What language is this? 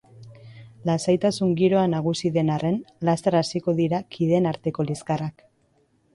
Basque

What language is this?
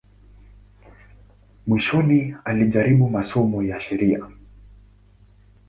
Swahili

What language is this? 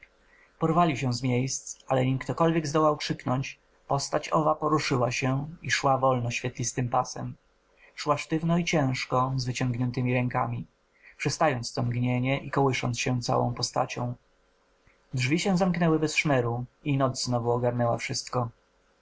Polish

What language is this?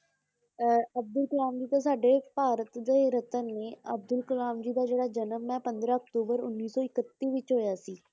Punjabi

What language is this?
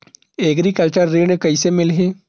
Chhattisgarhi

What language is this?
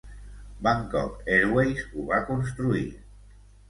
Catalan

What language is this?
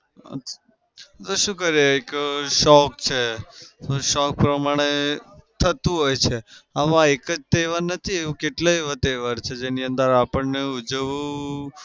Gujarati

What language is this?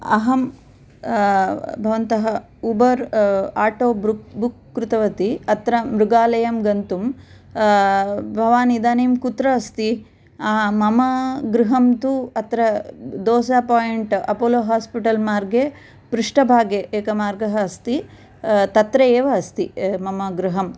Sanskrit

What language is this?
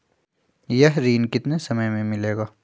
Magahi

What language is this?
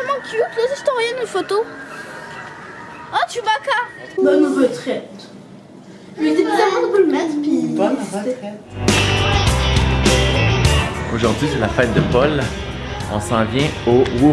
French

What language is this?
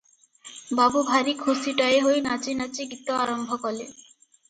Odia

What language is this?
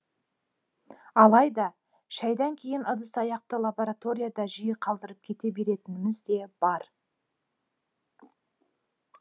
Kazakh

